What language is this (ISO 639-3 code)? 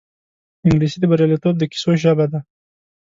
pus